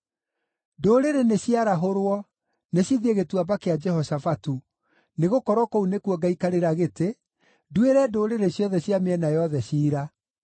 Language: Kikuyu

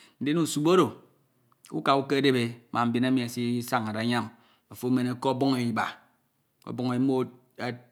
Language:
Ito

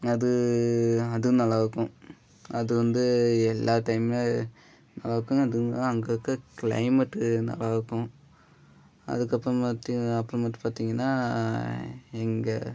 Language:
Tamil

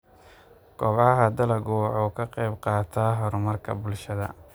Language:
Somali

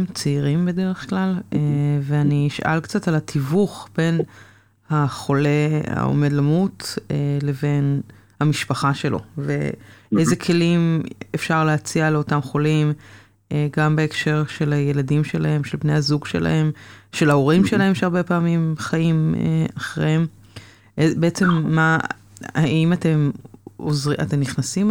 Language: Hebrew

